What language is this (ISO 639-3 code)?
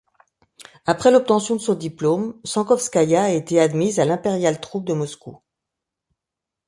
fra